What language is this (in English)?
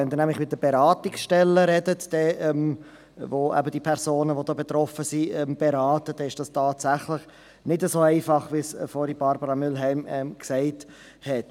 Swiss German